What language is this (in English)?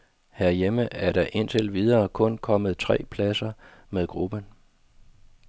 Danish